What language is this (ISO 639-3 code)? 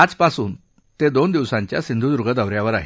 mar